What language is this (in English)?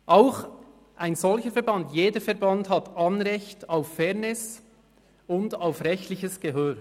Swiss German